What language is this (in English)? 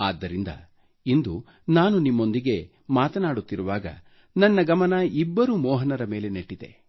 Kannada